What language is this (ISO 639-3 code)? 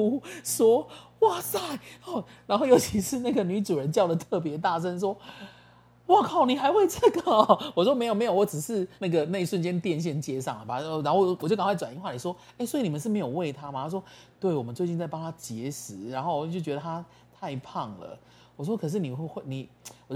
zho